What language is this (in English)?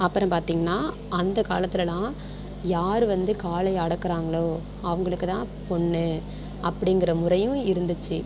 Tamil